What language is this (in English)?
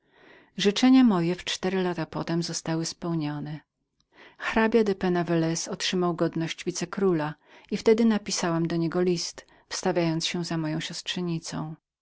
Polish